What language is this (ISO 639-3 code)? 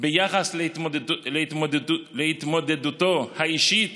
heb